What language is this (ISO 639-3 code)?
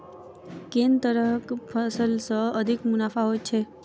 mai